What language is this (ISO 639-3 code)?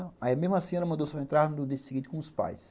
por